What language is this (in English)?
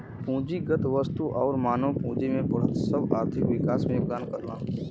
Bhojpuri